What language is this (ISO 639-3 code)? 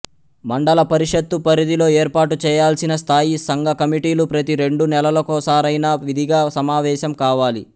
tel